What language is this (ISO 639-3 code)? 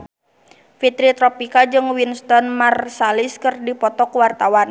sun